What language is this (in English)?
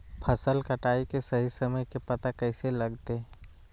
Magahi